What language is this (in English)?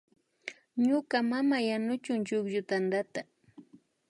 Imbabura Highland Quichua